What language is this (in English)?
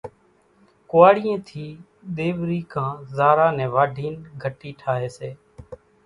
Kachi Koli